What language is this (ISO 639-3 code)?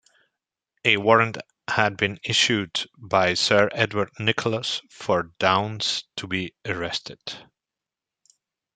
eng